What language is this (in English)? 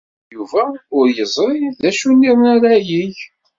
Kabyle